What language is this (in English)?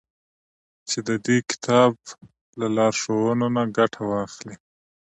Pashto